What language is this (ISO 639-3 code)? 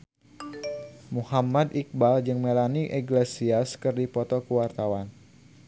sun